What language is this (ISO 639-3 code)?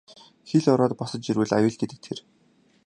mon